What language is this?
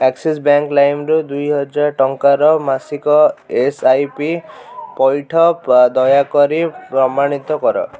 Odia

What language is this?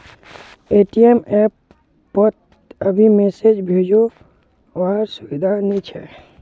Magahi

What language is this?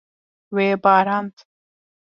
Kurdish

